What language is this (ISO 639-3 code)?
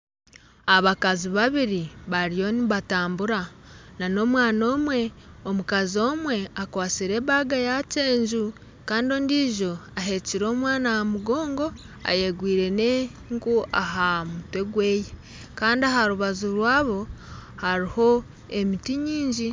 nyn